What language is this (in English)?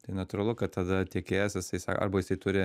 Lithuanian